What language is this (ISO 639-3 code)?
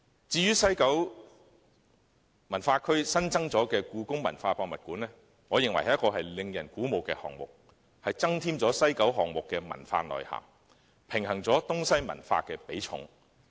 yue